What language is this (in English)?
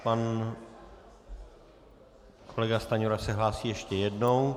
Czech